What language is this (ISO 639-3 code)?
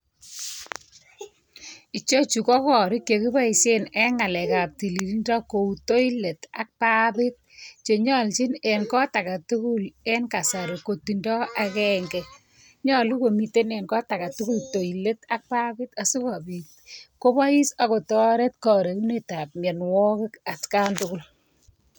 kln